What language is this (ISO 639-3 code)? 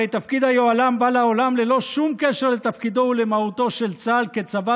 heb